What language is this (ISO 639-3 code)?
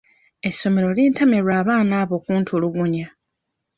lug